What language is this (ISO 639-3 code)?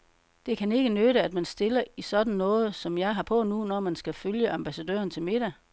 dan